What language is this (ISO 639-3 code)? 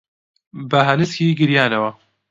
ckb